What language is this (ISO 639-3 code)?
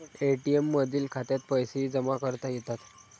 mar